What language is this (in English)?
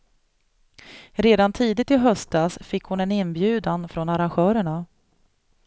Swedish